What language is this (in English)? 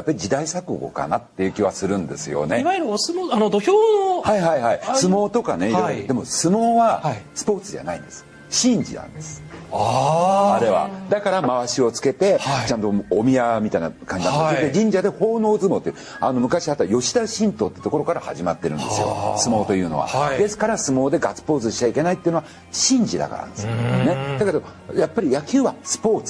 Japanese